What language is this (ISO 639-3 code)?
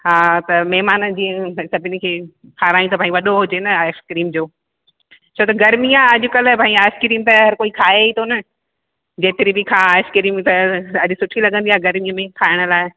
snd